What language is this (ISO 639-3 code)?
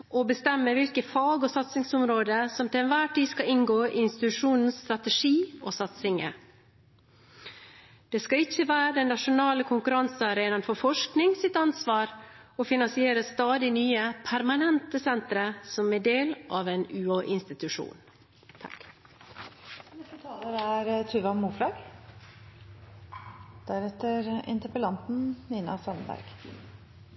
nob